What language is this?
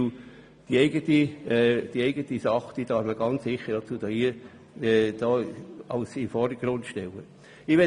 Swiss German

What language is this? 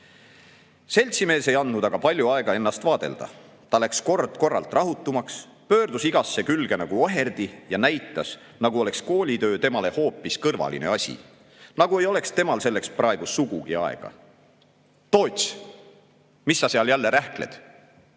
Estonian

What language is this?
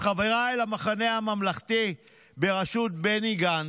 Hebrew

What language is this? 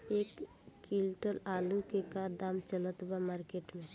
Bhojpuri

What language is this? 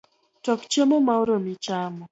Luo (Kenya and Tanzania)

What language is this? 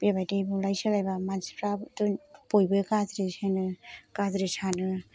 Bodo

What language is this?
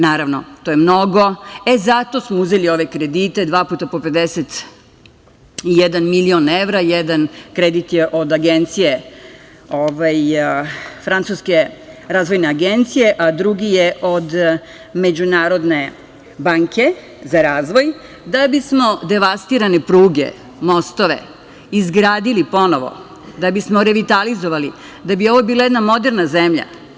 Serbian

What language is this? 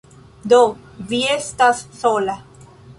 Esperanto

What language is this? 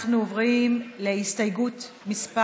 Hebrew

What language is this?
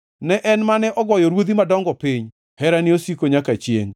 Luo (Kenya and Tanzania)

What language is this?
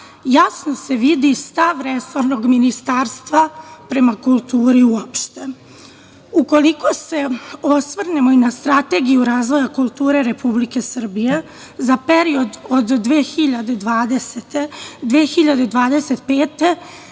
Serbian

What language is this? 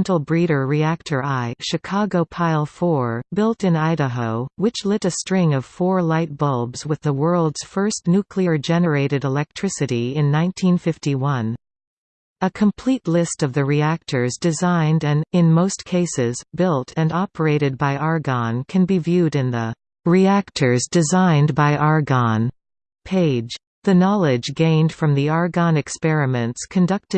English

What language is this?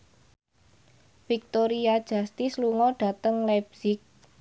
Javanese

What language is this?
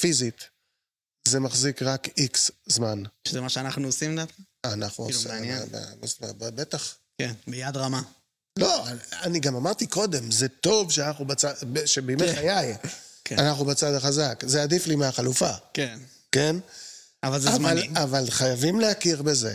Hebrew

